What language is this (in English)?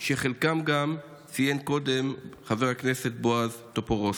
Hebrew